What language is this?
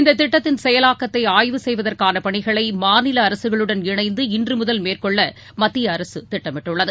Tamil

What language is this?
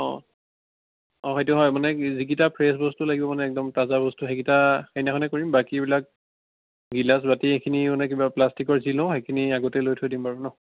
Assamese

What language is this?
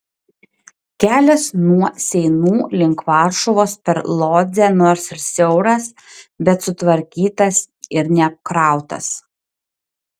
Lithuanian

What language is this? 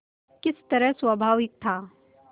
Hindi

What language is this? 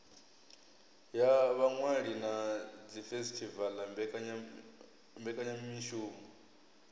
Venda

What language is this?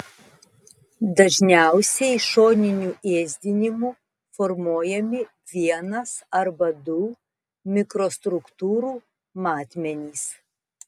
Lithuanian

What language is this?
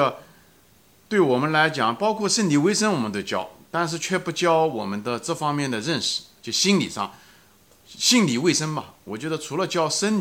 Chinese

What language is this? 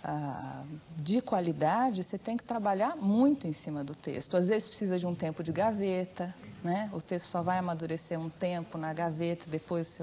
Portuguese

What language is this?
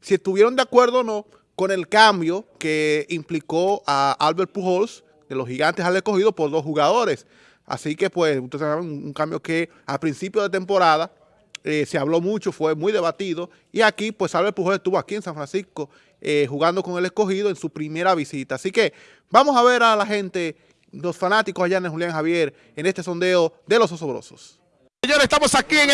Spanish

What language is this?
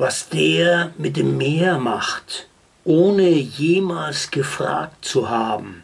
German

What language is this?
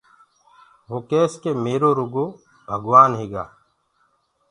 Gurgula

